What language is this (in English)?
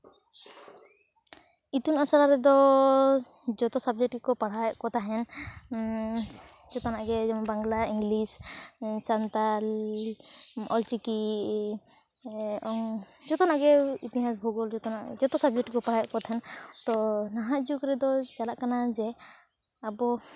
Santali